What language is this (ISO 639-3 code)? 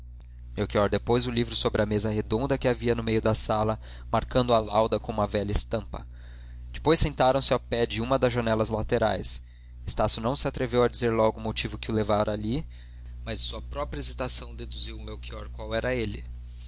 por